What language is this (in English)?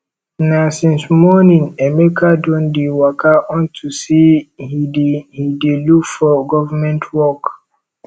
Nigerian Pidgin